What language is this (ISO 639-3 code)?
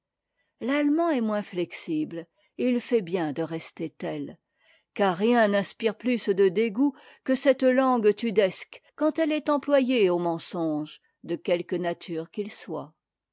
fra